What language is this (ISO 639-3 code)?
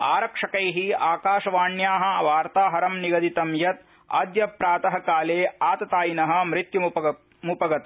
san